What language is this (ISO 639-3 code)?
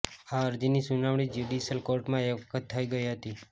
guj